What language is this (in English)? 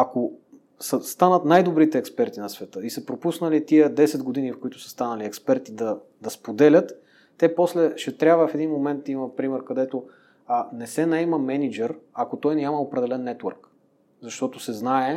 Bulgarian